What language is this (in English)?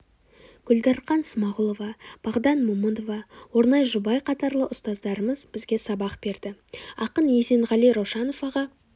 Kazakh